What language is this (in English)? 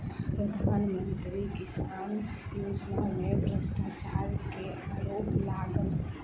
Maithili